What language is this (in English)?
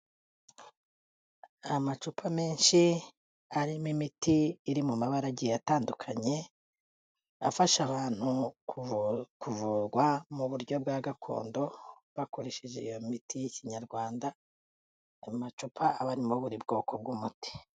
Kinyarwanda